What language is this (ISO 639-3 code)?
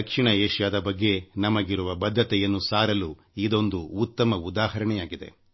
kan